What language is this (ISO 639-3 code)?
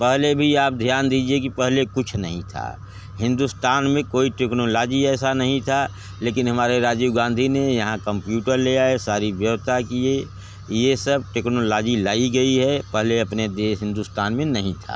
hin